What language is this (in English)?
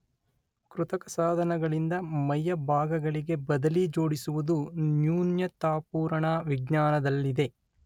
Kannada